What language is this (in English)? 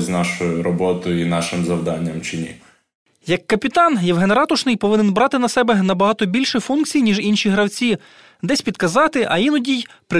Ukrainian